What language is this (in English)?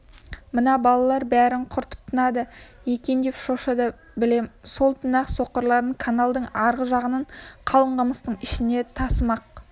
Kazakh